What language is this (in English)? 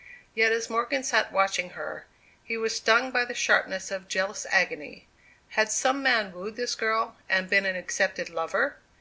English